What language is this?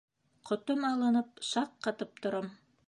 Bashkir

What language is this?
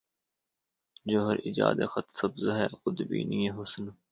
Urdu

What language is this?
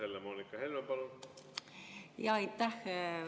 Estonian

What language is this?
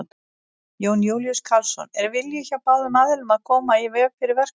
Icelandic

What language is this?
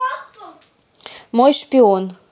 Russian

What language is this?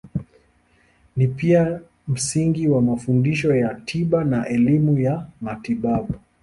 Swahili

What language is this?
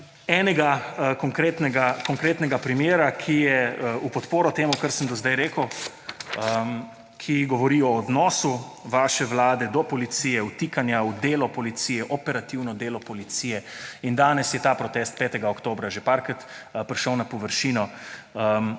Slovenian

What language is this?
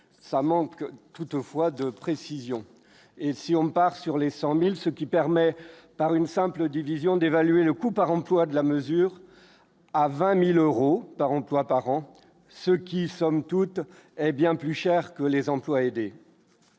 French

